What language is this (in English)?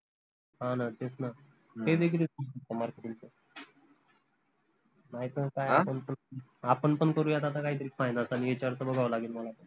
Marathi